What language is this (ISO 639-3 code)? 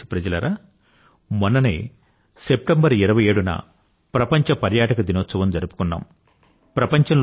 tel